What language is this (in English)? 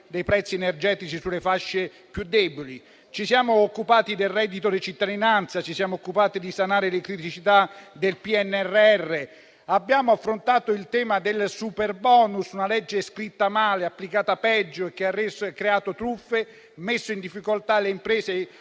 Italian